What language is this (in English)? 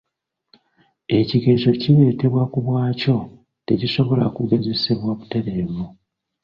Ganda